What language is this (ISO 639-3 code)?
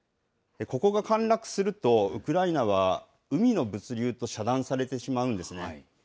jpn